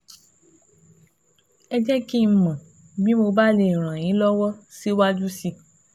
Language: Yoruba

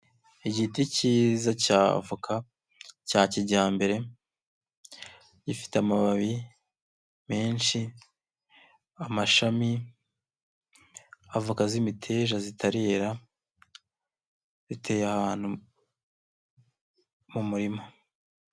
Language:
Kinyarwanda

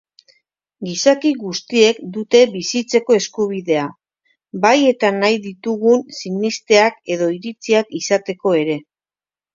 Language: Basque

